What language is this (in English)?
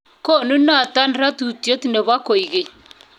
Kalenjin